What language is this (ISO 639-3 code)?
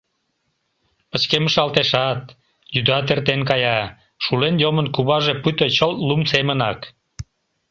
chm